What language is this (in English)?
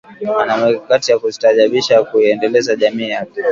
Swahili